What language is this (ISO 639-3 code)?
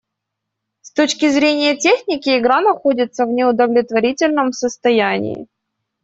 rus